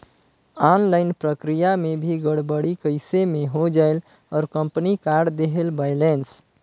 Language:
Chhattisgarhi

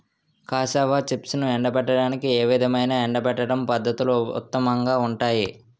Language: Telugu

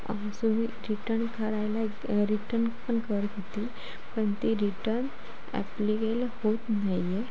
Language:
Marathi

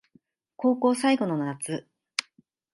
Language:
Japanese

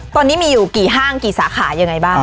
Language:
Thai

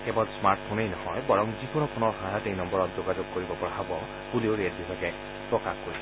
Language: Assamese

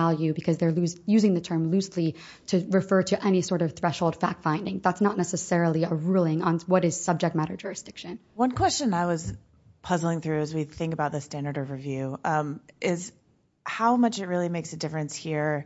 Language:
English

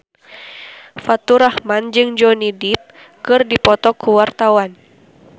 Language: Sundanese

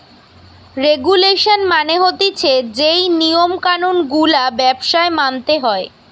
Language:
Bangla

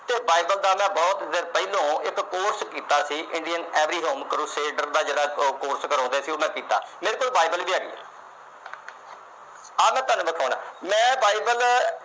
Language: Punjabi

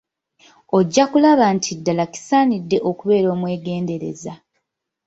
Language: Ganda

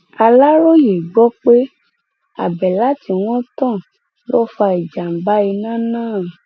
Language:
Yoruba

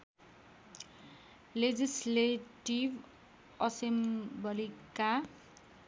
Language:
Nepali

